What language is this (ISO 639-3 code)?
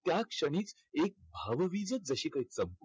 mar